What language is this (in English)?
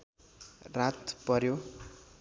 Nepali